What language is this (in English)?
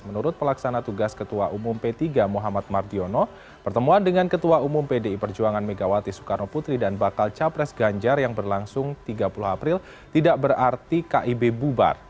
Indonesian